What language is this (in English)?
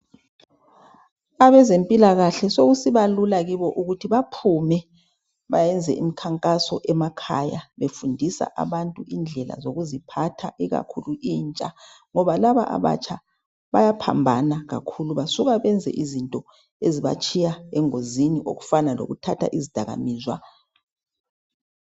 North Ndebele